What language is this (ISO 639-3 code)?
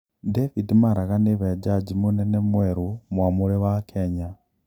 kik